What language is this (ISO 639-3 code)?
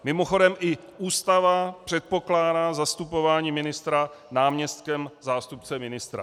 ces